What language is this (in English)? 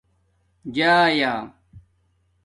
Domaaki